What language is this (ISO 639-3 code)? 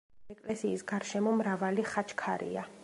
kat